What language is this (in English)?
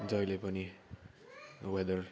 Nepali